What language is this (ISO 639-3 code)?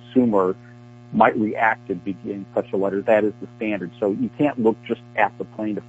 eng